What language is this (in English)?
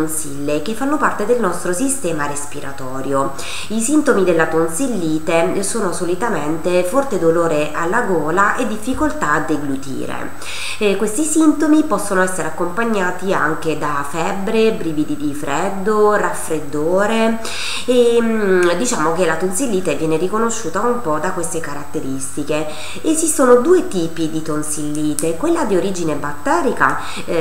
Italian